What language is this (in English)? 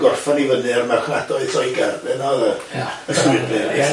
Welsh